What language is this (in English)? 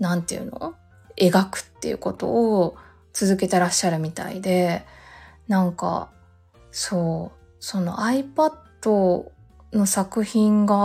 Japanese